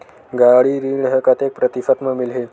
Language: Chhattisgarhi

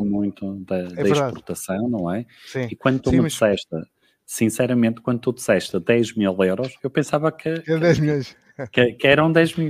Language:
Portuguese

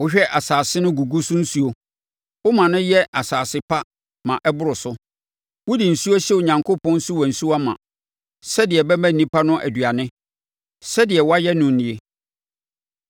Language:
Akan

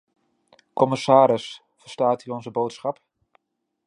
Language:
Dutch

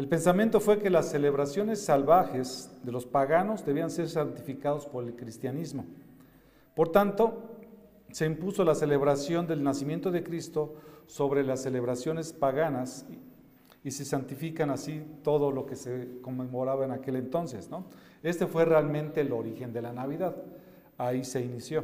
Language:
Spanish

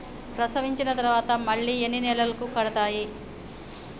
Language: Telugu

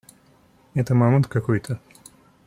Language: Russian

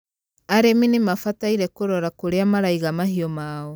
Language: Kikuyu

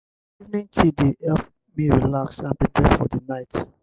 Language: Nigerian Pidgin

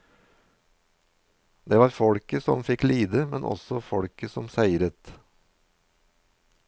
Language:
Norwegian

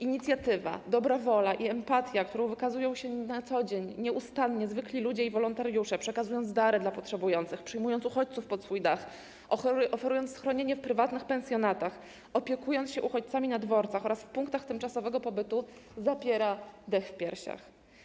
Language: Polish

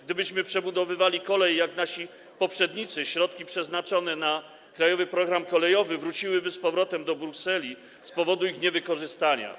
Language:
Polish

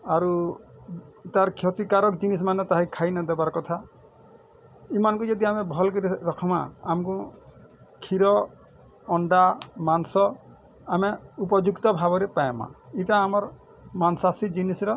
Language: Odia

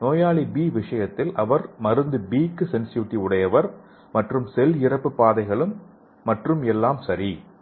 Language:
Tamil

